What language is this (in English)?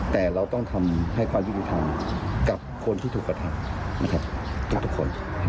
Thai